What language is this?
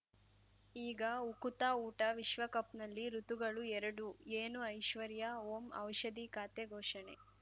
Kannada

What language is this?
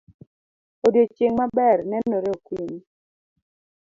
Luo (Kenya and Tanzania)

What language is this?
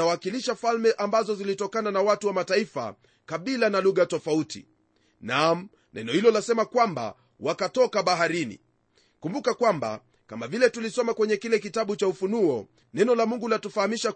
Swahili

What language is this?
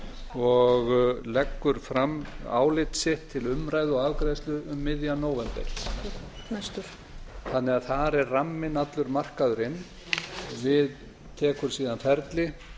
Icelandic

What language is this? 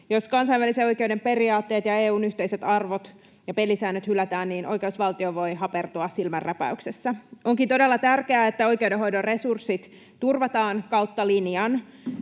Finnish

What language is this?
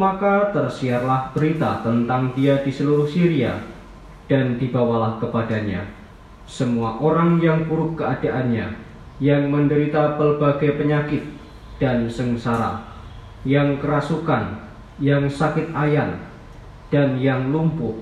Indonesian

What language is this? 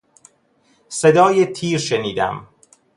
Persian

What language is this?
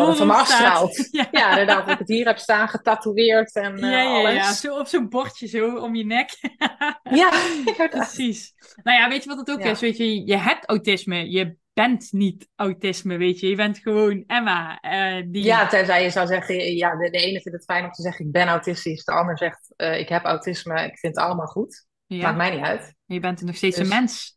Dutch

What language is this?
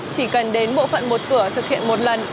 Vietnamese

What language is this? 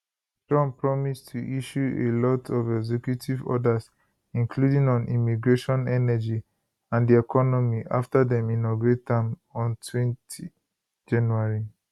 Nigerian Pidgin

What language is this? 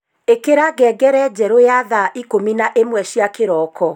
Kikuyu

